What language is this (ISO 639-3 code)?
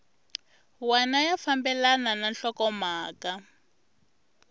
tso